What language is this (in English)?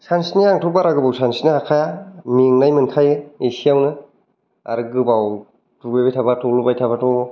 Bodo